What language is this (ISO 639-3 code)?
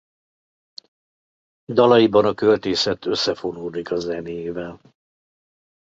hun